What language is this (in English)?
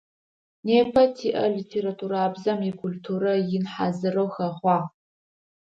Adyghe